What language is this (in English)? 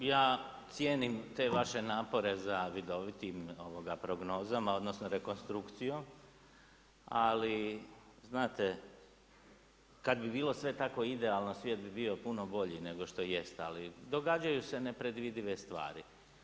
Croatian